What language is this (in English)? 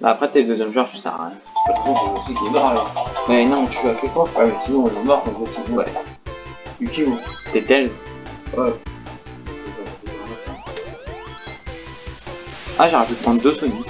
French